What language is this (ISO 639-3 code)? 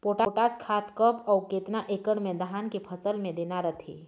hne